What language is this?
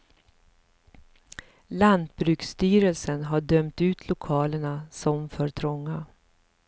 Swedish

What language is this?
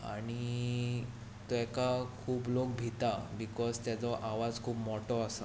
Konkani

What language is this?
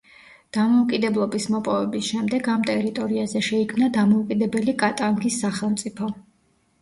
Georgian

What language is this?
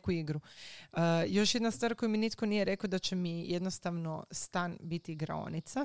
Croatian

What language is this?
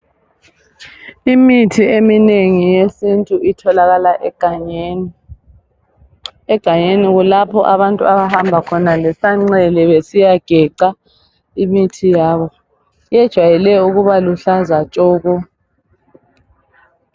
North Ndebele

